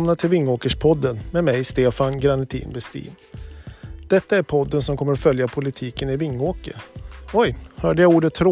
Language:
Swedish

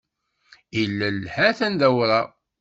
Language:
Kabyle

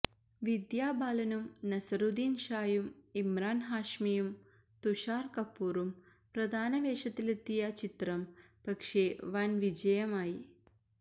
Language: Malayalam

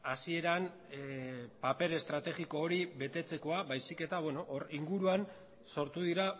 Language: Basque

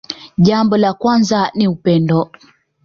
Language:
Swahili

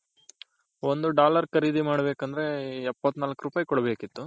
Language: Kannada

